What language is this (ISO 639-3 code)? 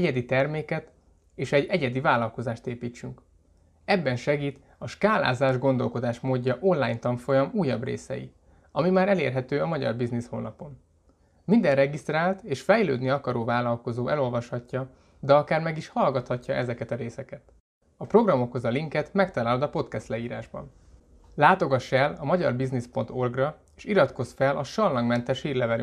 hun